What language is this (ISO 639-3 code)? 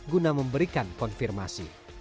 ind